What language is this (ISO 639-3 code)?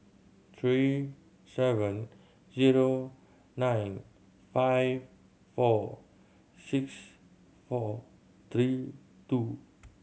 eng